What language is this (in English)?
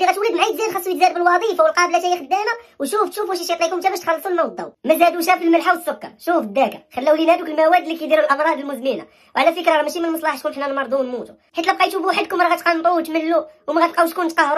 Arabic